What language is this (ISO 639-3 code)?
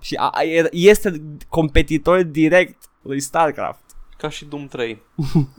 ron